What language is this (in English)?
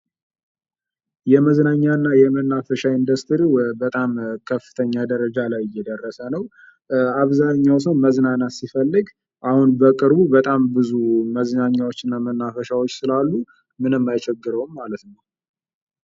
Amharic